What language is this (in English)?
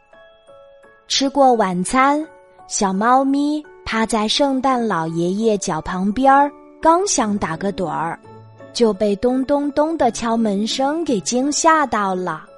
Chinese